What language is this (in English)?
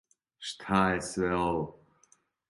Serbian